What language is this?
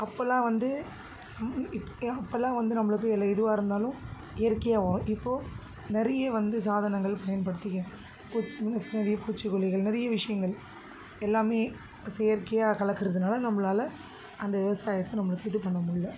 Tamil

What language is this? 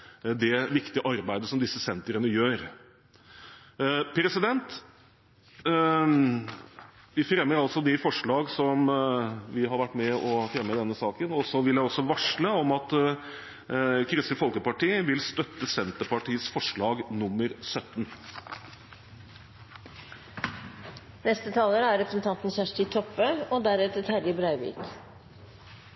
Norwegian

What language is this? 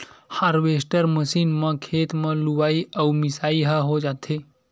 Chhattisgarhi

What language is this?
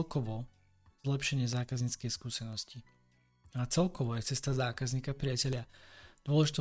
Slovak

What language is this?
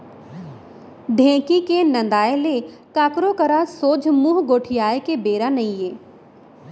Chhattisgarhi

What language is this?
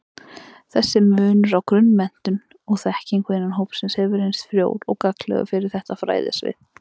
Icelandic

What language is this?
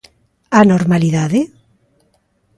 Galician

